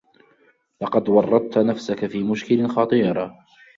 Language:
Arabic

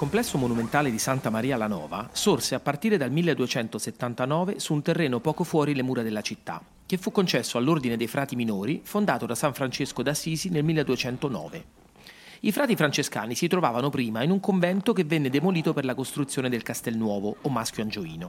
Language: Italian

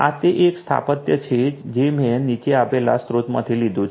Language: Gujarati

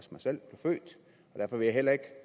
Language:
Danish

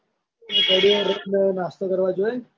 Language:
Gujarati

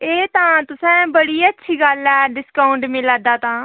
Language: Dogri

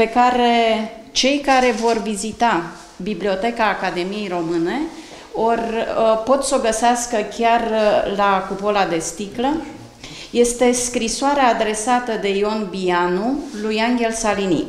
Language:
Romanian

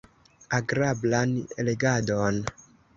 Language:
Esperanto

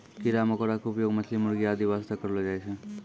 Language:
Maithili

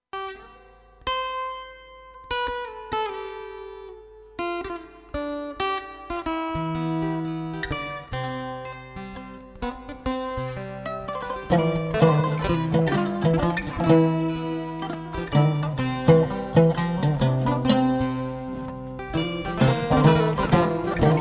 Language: Fula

